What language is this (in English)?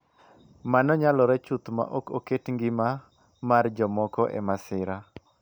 Luo (Kenya and Tanzania)